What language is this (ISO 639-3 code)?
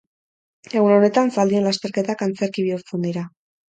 eus